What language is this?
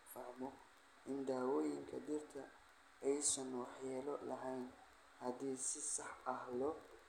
Somali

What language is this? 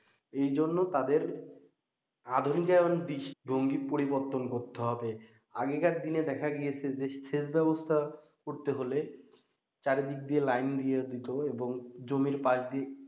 Bangla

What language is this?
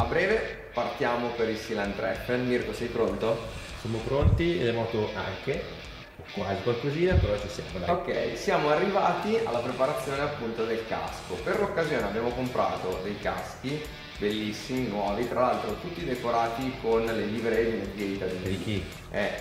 Italian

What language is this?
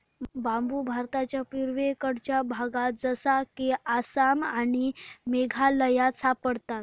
Marathi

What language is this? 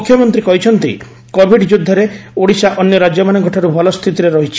Odia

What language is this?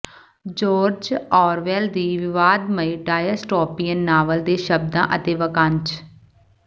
Punjabi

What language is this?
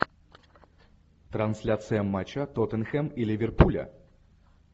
Russian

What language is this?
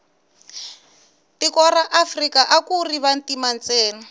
Tsonga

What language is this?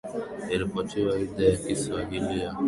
Swahili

